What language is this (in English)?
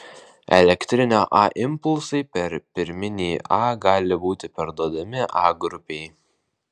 Lithuanian